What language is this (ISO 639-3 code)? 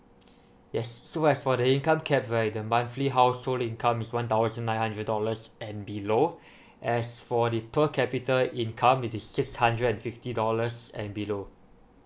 eng